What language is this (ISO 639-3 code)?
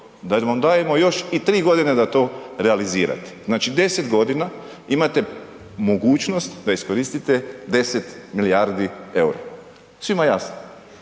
hrv